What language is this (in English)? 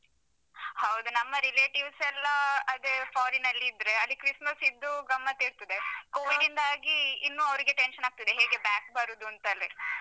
Kannada